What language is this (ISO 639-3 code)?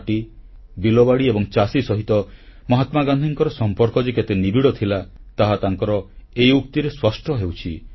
ori